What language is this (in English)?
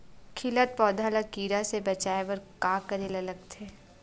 Chhattisgarhi